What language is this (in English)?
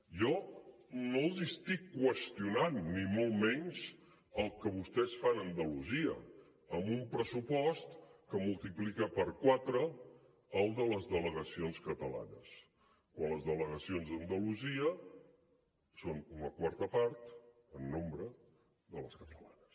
Catalan